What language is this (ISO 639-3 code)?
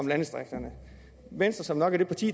dan